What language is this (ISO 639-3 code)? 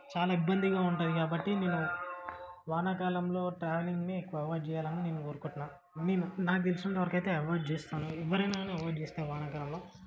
tel